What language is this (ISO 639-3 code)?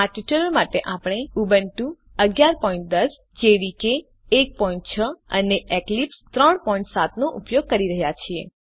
guj